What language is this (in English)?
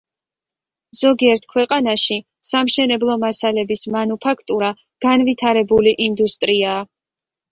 Georgian